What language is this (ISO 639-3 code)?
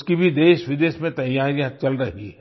hin